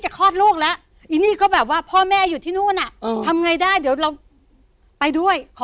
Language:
Thai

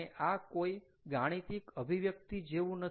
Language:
Gujarati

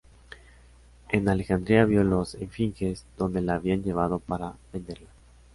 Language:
Spanish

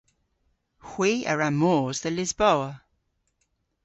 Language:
Cornish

